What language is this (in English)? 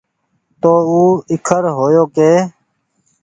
Goaria